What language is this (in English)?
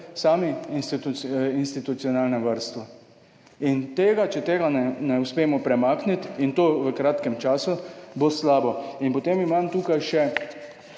Slovenian